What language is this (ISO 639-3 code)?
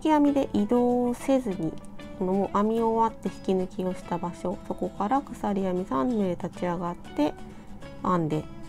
jpn